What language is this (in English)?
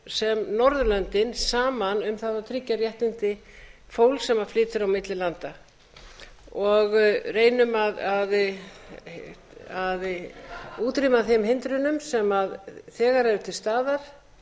Icelandic